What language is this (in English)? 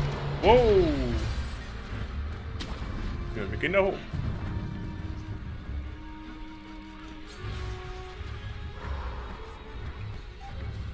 German